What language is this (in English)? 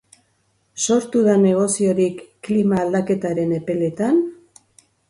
Basque